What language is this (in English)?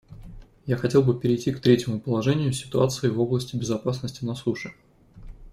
Russian